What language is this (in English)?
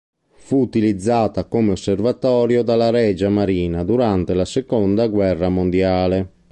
Italian